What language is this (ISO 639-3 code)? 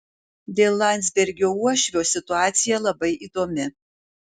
lit